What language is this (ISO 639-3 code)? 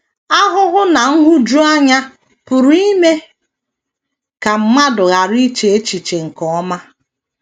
ibo